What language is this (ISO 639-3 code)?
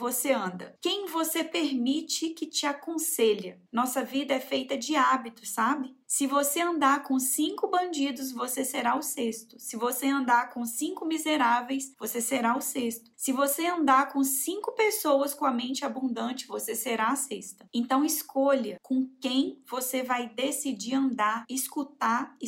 por